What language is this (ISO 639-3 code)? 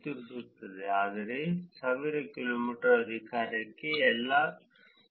kan